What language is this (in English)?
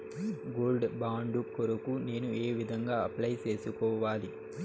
Telugu